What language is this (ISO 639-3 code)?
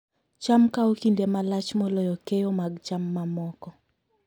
luo